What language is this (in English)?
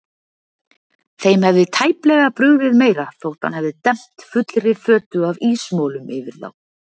Icelandic